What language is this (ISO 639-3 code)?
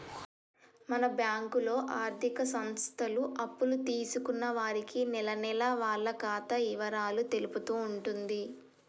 tel